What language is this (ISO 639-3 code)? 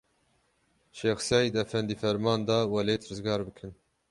kur